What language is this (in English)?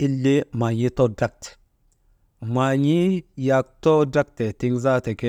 Maba